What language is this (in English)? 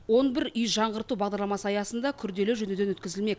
Kazakh